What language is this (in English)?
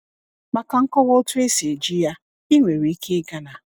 Igbo